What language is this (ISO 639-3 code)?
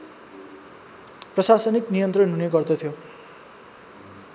nep